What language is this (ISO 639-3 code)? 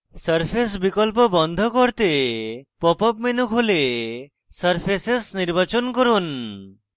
ben